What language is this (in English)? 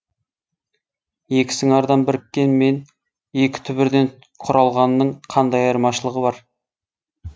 Kazakh